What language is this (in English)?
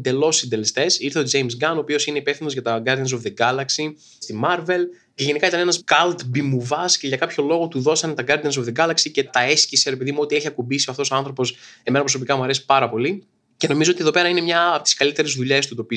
Greek